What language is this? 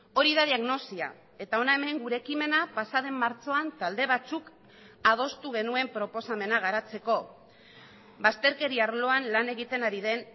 Basque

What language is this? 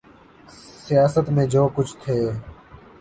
Urdu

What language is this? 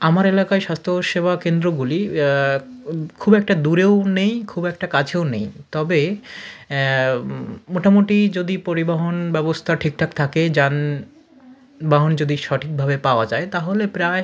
Bangla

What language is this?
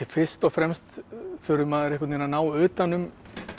Icelandic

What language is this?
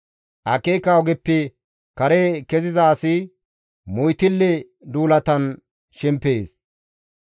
Gamo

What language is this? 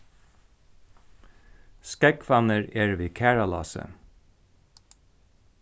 Faroese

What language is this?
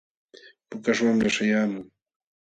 Jauja Wanca Quechua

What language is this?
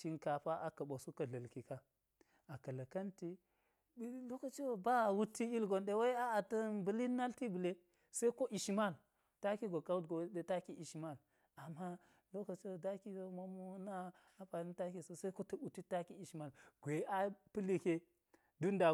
Geji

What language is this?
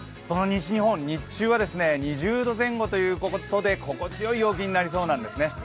Japanese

